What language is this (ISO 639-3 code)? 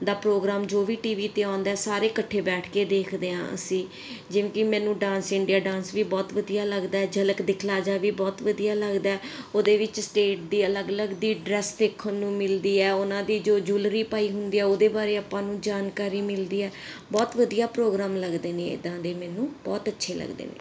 pan